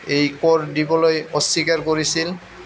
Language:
Assamese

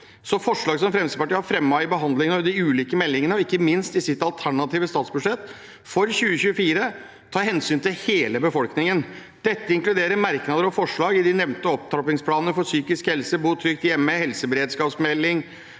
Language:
Norwegian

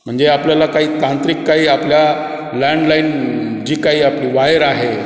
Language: Marathi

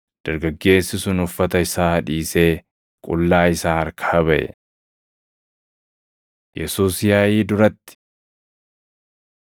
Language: Oromo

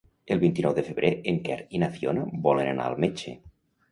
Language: Catalan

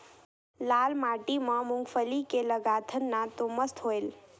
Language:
Chhattisgarhi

